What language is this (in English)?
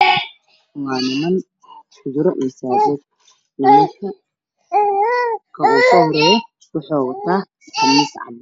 Somali